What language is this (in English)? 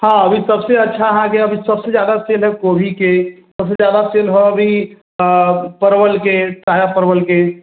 Maithili